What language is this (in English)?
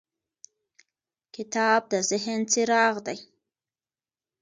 Pashto